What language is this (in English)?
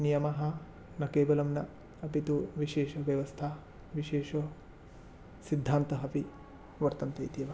Sanskrit